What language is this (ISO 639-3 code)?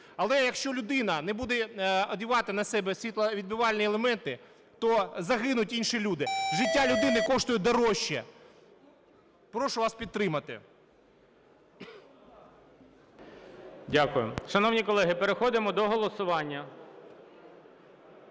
ukr